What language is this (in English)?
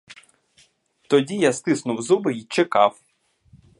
Ukrainian